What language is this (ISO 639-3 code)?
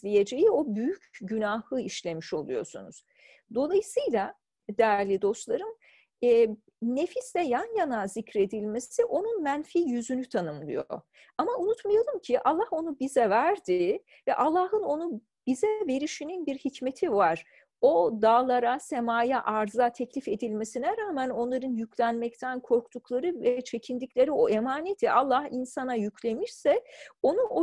tur